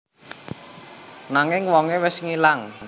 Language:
Javanese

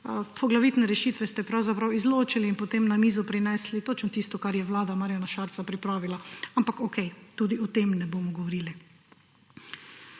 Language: Slovenian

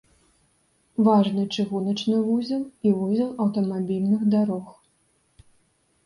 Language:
Belarusian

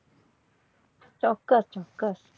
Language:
Gujarati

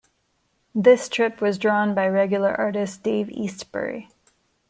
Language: English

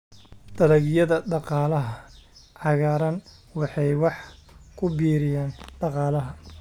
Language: Somali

